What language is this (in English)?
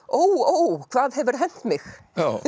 Icelandic